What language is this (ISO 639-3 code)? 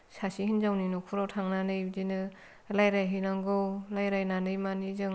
brx